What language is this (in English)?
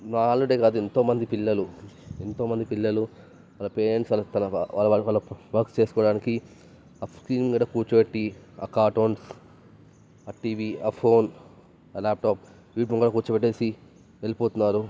Telugu